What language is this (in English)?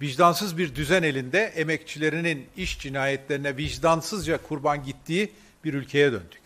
Turkish